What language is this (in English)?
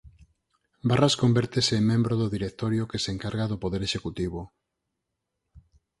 Galician